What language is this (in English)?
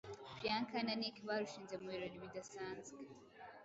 Kinyarwanda